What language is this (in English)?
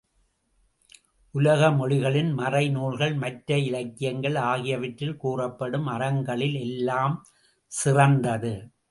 Tamil